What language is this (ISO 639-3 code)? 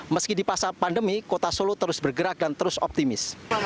ind